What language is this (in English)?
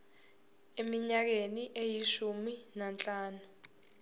Zulu